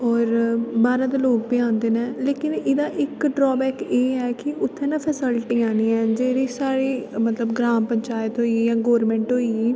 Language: Dogri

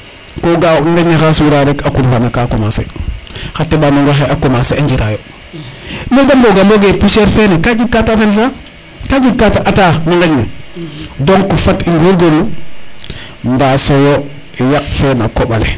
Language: Serer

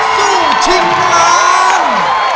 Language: Thai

